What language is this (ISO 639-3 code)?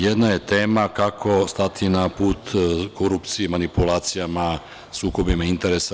srp